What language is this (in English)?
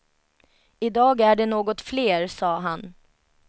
Swedish